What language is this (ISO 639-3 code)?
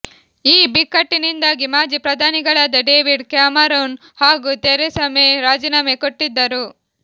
kan